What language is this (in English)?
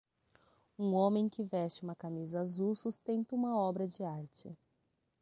Portuguese